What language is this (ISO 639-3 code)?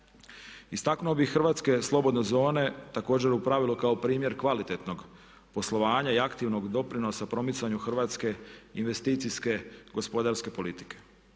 hrv